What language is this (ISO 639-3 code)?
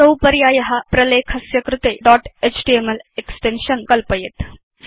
san